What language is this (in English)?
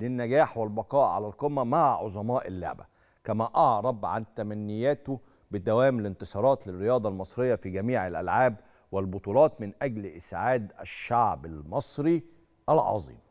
Arabic